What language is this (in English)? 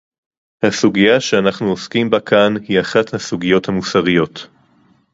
Hebrew